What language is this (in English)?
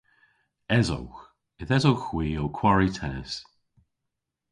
Cornish